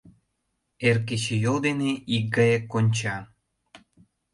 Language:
Mari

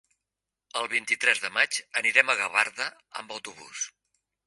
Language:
Catalan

